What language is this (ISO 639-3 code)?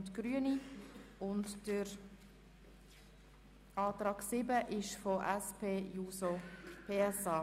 gsw